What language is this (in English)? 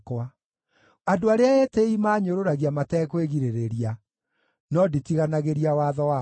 Kikuyu